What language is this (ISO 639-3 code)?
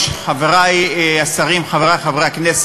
heb